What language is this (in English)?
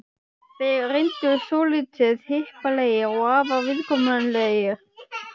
Icelandic